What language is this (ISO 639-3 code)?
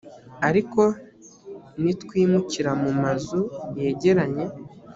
kin